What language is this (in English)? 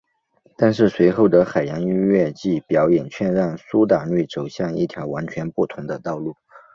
Chinese